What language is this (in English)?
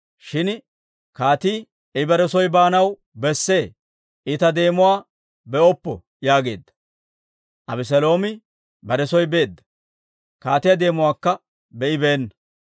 Dawro